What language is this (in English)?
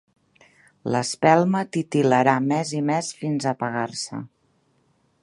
Catalan